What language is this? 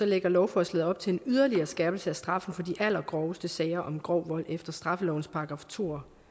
Danish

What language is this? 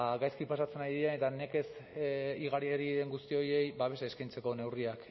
Basque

